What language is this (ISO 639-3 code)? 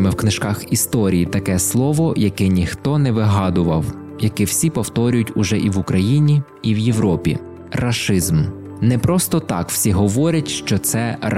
ukr